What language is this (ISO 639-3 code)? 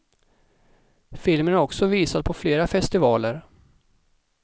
swe